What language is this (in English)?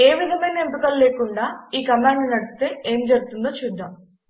Telugu